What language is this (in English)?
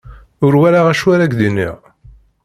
Kabyle